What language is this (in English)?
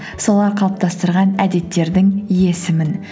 Kazakh